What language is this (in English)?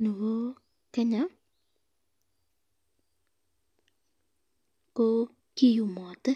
Kalenjin